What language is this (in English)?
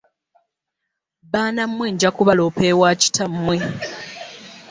Ganda